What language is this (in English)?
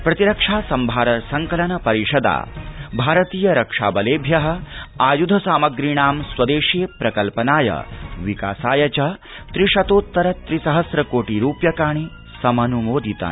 Sanskrit